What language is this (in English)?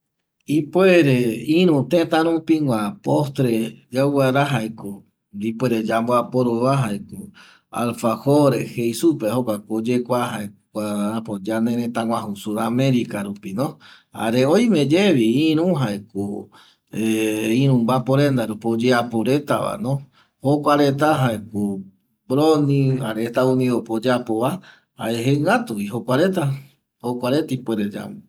Eastern Bolivian Guaraní